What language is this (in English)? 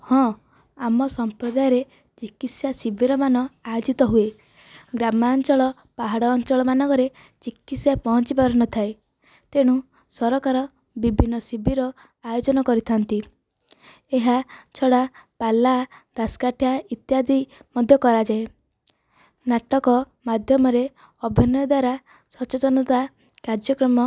Odia